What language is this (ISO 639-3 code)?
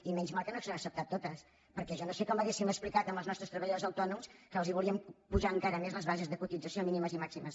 cat